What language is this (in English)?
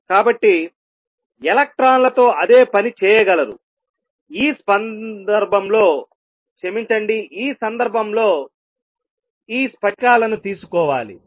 Telugu